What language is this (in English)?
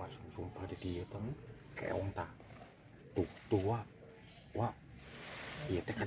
Indonesian